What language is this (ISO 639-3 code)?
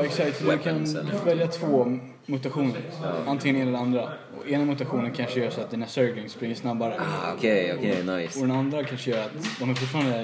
swe